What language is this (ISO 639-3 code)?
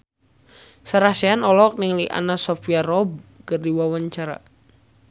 sun